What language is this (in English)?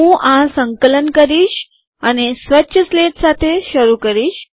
Gujarati